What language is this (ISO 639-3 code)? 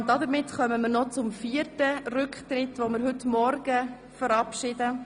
gsw